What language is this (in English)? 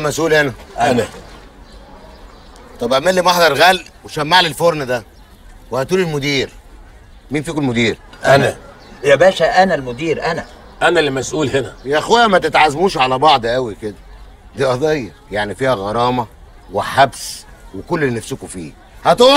Arabic